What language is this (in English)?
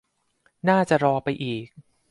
Thai